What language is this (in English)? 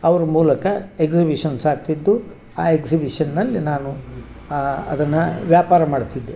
Kannada